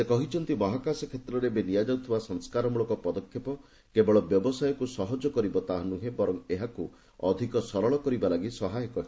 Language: Odia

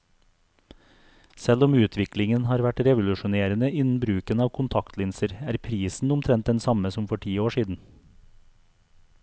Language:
Norwegian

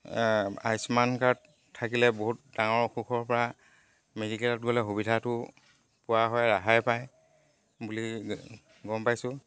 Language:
Assamese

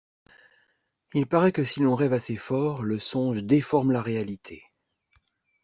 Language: French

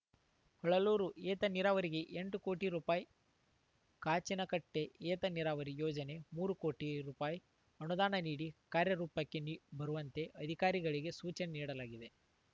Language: Kannada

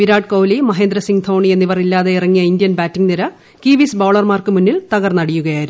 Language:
Malayalam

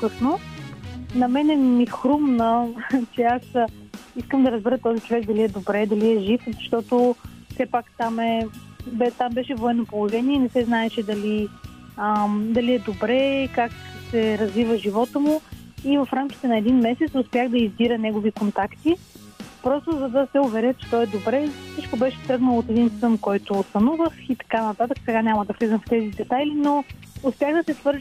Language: Bulgarian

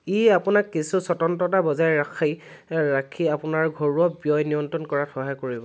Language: Assamese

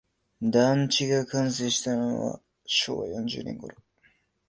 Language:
Japanese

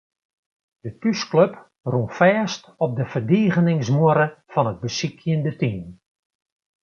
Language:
Western Frisian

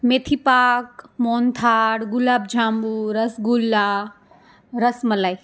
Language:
Gujarati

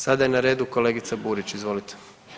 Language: Croatian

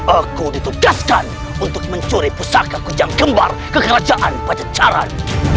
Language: Indonesian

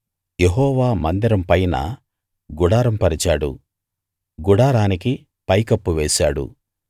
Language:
Telugu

